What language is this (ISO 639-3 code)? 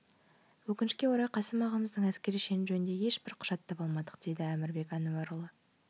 kaz